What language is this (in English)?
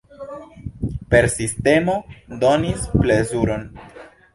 Esperanto